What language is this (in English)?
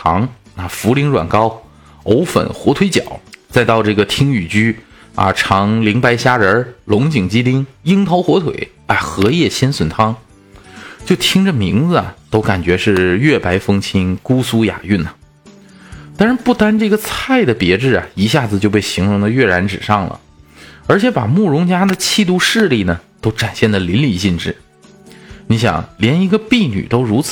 Chinese